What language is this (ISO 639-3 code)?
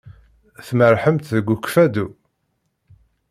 kab